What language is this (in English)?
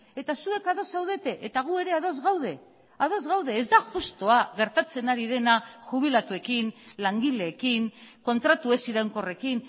Basque